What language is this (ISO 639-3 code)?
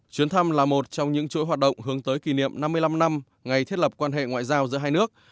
vie